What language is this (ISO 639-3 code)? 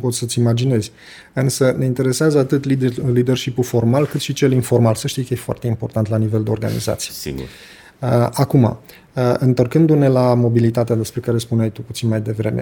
ron